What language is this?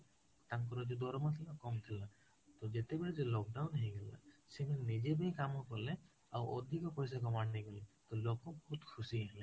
Odia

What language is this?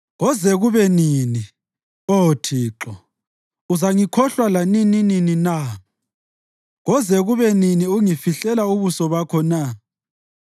North Ndebele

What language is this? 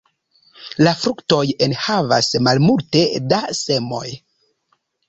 Esperanto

